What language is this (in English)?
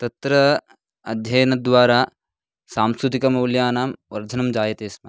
Sanskrit